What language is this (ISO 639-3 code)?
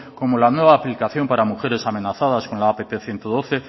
spa